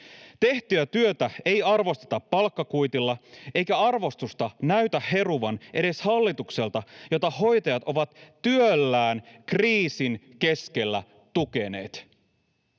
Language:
Finnish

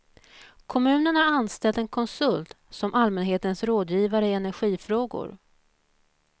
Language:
Swedish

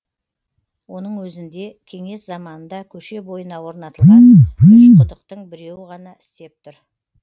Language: Kazakh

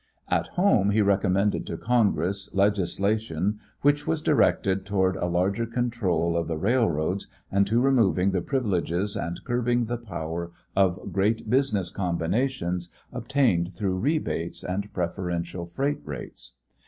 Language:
English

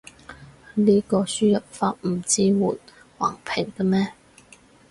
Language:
Cantonese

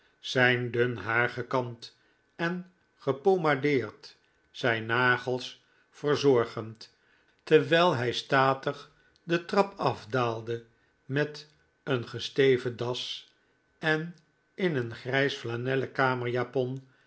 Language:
Dutch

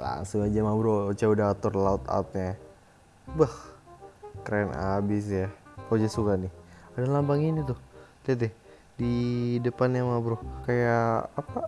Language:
Indonesian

